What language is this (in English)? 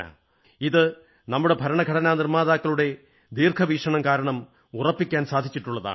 Malayalam